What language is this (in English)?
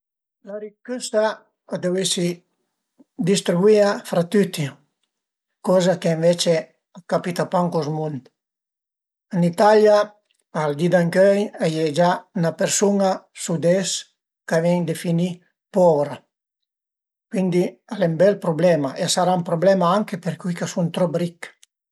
Piedmontese